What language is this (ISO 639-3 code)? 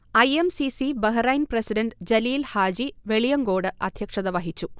mal